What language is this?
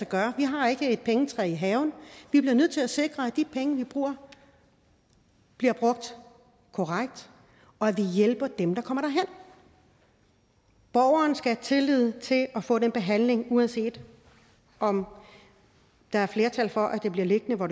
Danish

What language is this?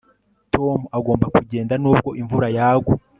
Kinyarwanda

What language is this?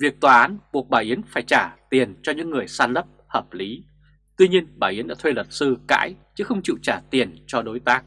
Vietnamese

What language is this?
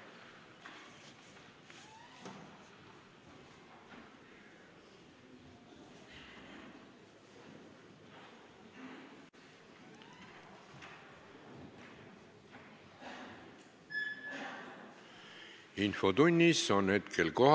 Estonian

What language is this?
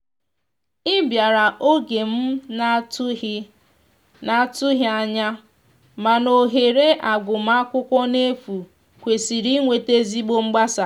Igbo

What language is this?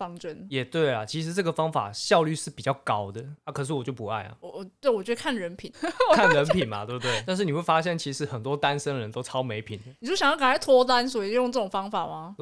Chinese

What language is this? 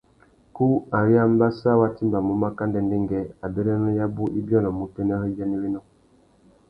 Tuki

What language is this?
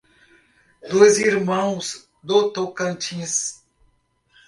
Portuguese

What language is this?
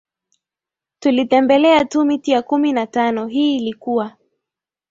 Swahili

